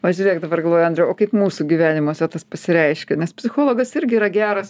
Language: Lithuanian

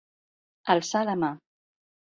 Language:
Catalan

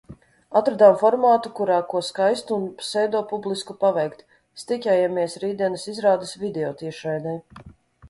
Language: Latvian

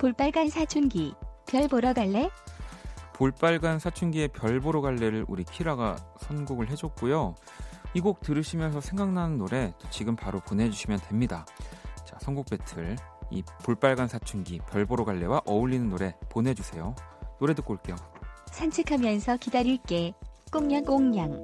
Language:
Korean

